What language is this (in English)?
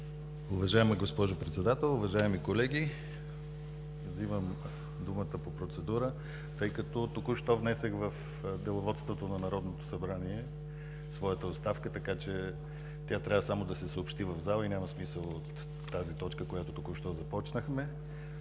Bulgarian